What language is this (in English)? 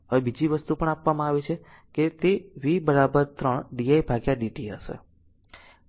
Gujarati